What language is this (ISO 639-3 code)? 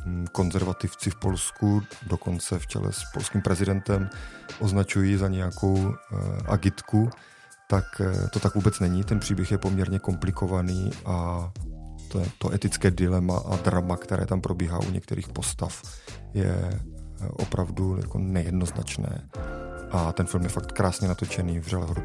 ces